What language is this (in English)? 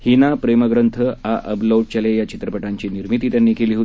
Marathi